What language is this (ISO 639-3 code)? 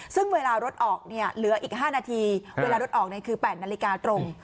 tha